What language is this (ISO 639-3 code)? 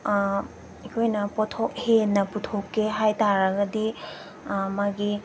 mni